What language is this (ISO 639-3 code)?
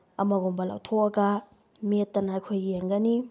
mni